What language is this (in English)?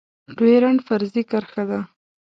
Pashto